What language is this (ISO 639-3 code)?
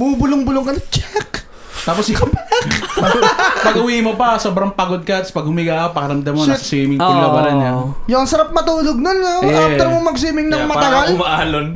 fil